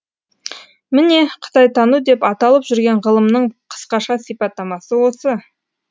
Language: Kazakh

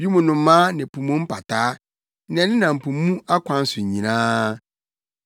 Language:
Akan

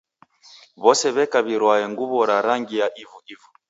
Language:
Taita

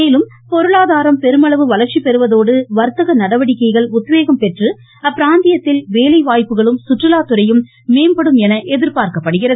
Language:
Tamil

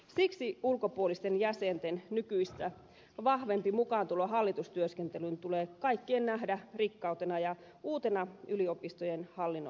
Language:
Finnish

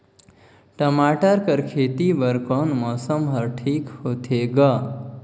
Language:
Chhattisgarhi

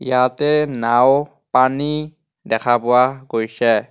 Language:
Assamese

